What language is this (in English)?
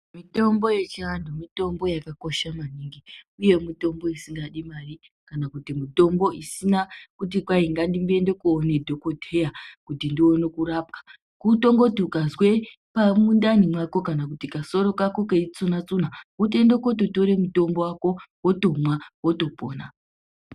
Ndau